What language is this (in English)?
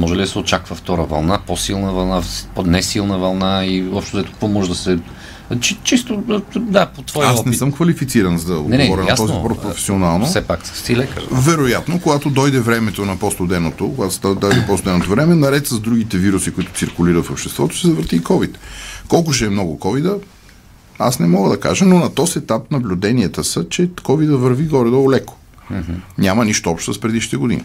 Bulgarian